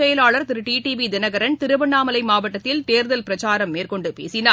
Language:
Tamil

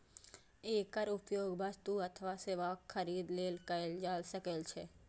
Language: Maithili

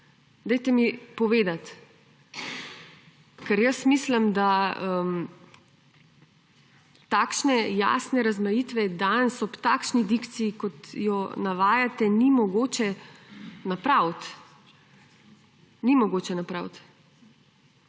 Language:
Slovenian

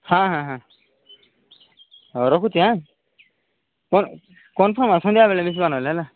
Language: Odia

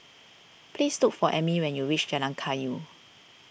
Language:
English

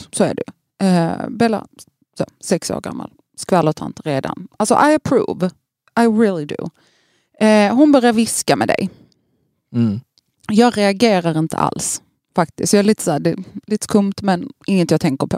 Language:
Swedish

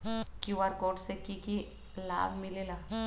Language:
Magahi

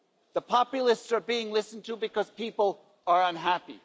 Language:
English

